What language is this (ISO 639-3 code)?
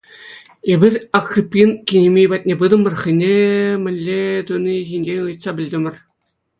chv